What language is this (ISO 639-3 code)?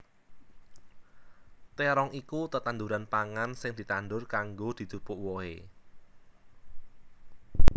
jav